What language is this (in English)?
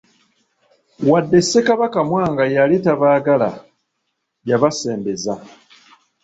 Ganda